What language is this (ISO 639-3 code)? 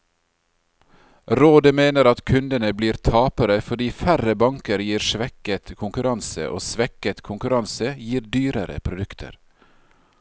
nor